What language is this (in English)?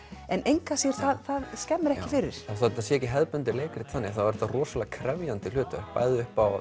Icelandic